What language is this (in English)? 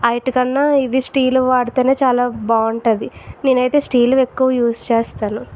Telugu